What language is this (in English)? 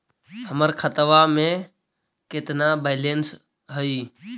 Magahi